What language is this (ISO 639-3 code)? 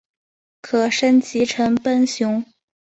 zho